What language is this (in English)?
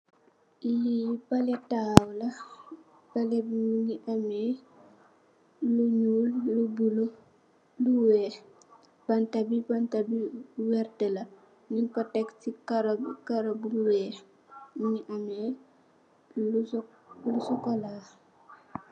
Wolof